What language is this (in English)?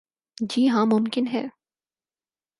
Urdu